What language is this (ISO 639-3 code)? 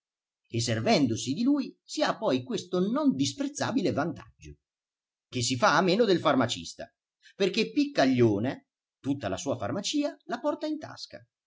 ita